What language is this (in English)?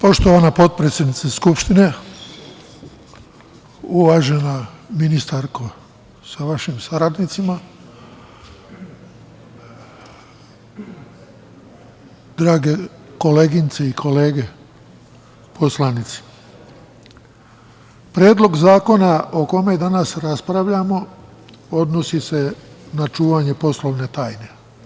Serbian